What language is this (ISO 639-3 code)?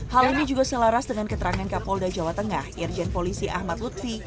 ind